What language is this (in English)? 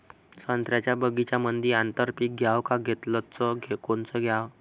Marathi